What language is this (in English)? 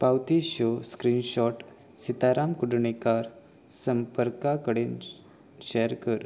Konkani